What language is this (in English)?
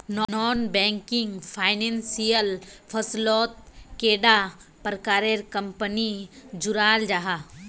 Magahi